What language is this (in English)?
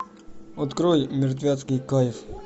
Russian